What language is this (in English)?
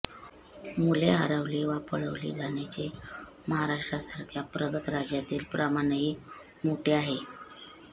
Marathi